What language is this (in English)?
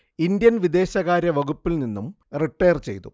Malayalam